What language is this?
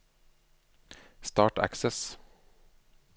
Norwegian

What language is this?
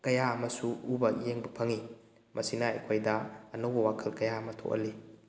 Manipuri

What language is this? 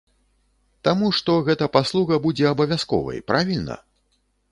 Belarusian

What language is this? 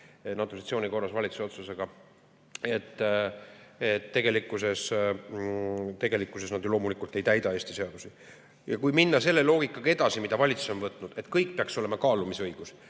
Estonian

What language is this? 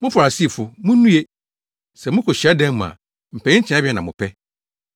Akan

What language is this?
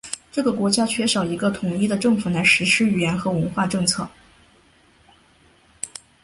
Chinese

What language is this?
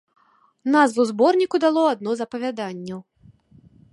Belarusian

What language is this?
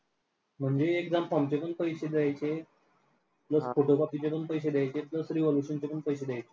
Marathi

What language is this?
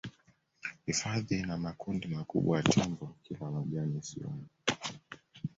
Swahili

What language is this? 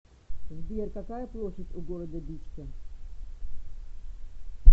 Russian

